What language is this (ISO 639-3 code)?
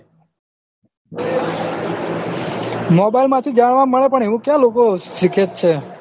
guj